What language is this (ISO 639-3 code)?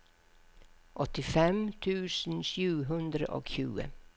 nor